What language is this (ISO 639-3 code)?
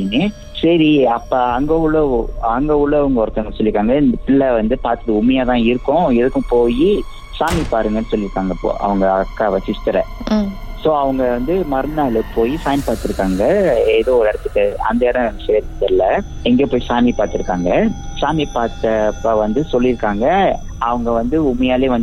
tam